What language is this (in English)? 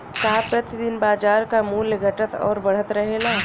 Bhojpuri